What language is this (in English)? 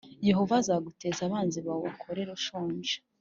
Kinyarwanda